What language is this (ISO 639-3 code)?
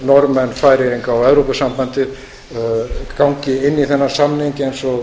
isl